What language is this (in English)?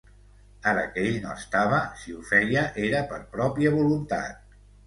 Catalan